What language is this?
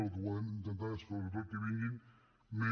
Catalan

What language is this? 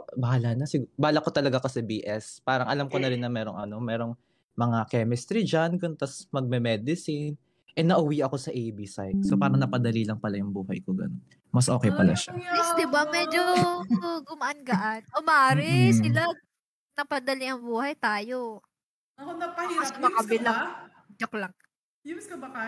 Filipino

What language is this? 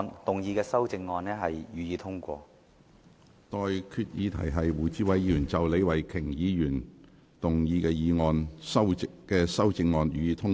Cantonese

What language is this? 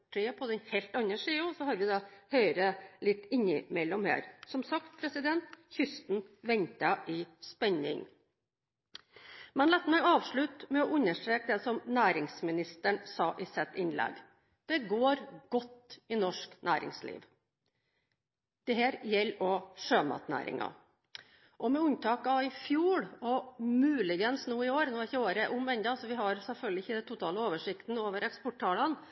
Norwegian Bokmål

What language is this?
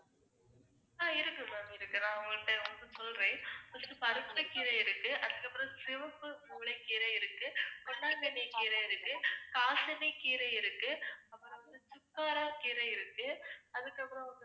Tamil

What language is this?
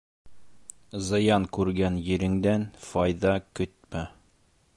Bashkir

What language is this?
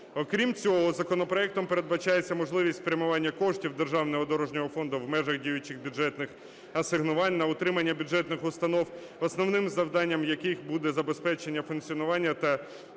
Ukrainian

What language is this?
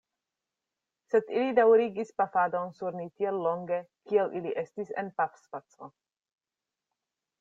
Esperanto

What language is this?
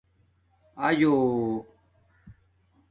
Domaaki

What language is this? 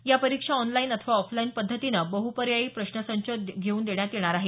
Marathi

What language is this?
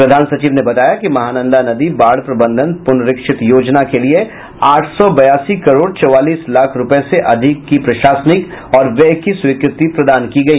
Hindi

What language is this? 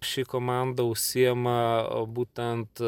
Lithuanian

